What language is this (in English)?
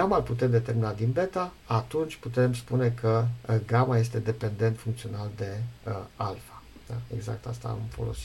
Romanian